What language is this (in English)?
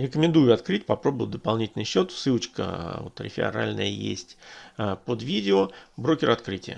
Russian